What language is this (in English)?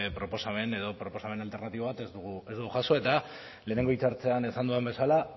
Basque